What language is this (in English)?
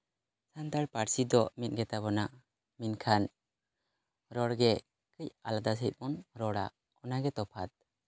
Santali